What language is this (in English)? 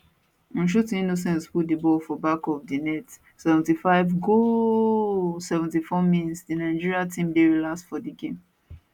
Nigerian Pidgin